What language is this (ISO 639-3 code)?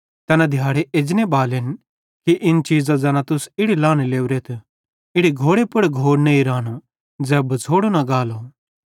bhd